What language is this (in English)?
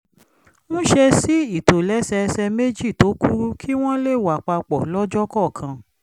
Yoruba